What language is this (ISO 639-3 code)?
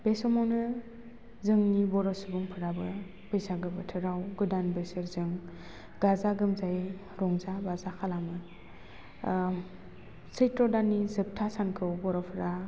brx